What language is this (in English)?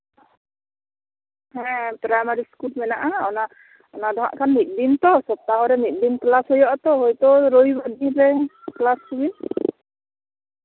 Santali